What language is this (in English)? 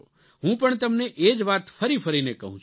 Gujarati